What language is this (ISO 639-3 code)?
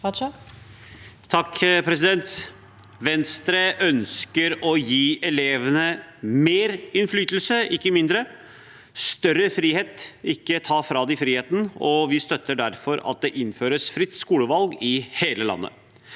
nor